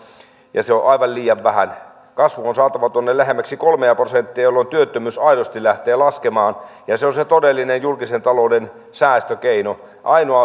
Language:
Finnish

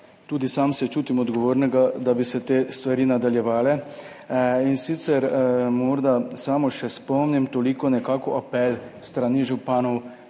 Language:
Slovenian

